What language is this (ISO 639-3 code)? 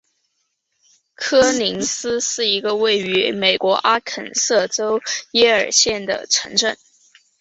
zho